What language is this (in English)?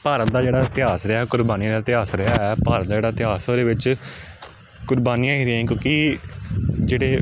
Punjabi